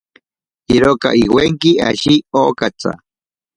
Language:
Ashéninka Perené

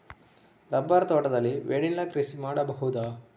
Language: Kannada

